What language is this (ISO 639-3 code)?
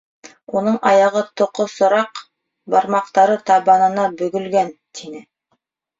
bak